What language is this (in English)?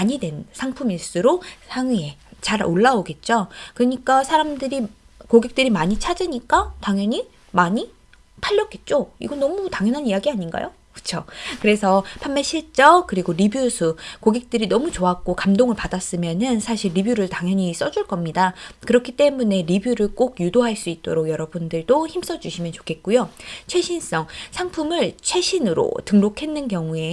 Korean